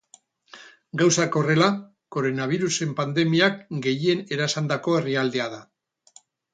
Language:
Basque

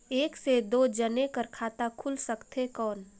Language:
Chhattisgarhi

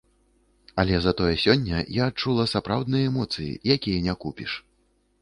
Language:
Belarusian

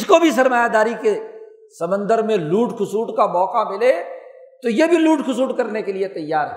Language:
Urdu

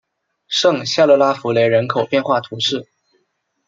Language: Chinese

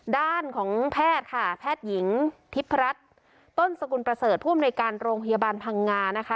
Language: Thai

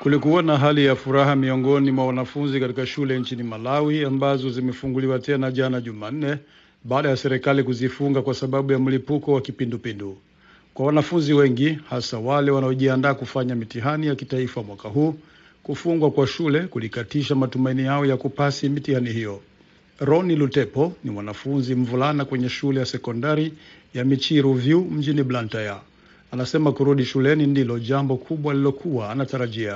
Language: Swahili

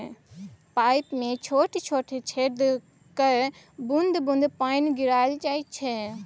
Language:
Maithili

